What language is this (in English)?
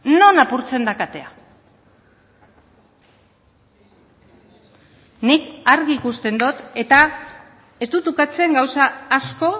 Basque